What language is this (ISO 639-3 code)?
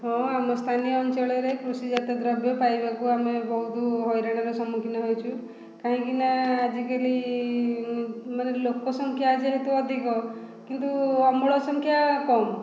ori